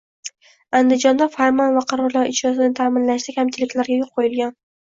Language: Uzbek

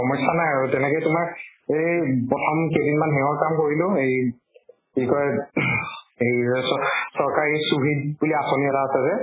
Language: Assamese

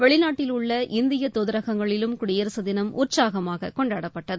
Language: Tamil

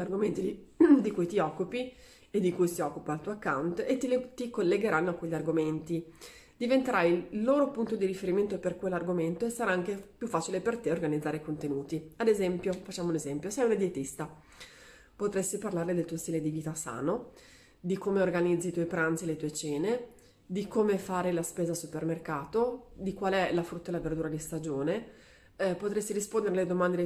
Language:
Italian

